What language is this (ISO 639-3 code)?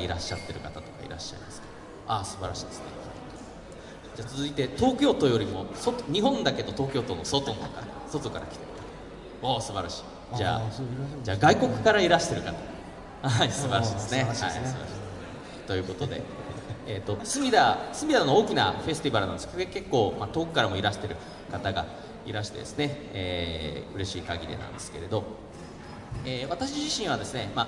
jpn